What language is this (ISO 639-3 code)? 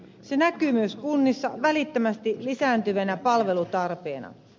fin